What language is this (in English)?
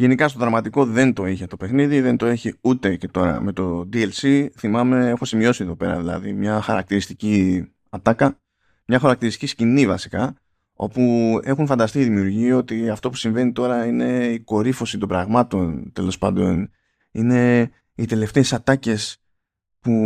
Greek